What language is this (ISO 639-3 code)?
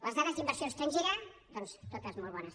cat